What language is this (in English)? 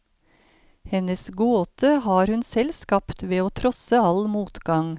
Norwegian